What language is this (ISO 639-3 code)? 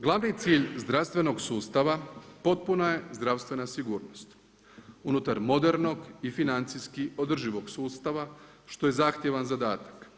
hrv